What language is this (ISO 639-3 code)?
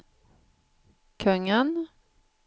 swe